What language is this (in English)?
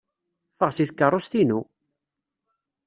Kabyle